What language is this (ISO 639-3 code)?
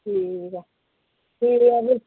doi